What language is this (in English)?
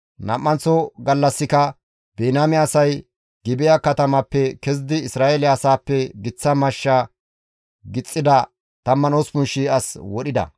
Gamo